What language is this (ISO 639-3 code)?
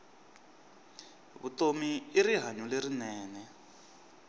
tso